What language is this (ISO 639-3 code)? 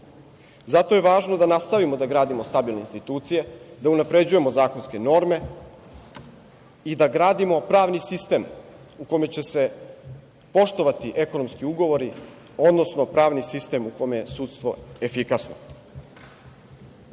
srp